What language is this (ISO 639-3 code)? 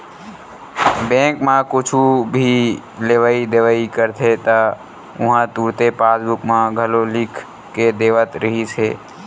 hne